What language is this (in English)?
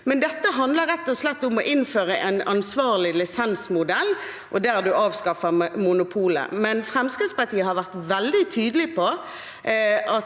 Norwegian